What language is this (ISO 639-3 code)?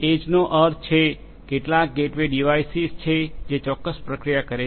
guj